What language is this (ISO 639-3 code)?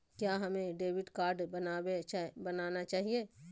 mag